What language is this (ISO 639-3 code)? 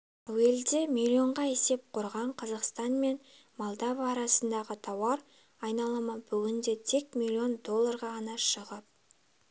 kaz